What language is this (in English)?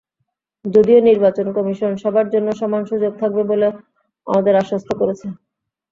Bangla